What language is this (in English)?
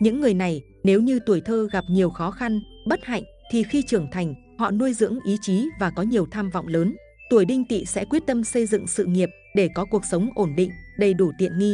Vietnamese